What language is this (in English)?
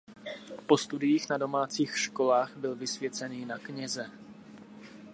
Czech